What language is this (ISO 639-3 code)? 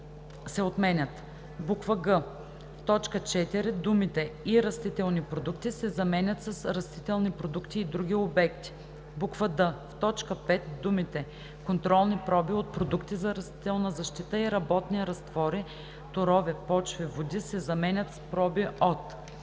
bul